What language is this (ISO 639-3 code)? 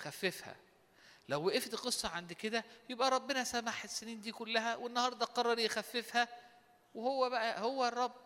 ara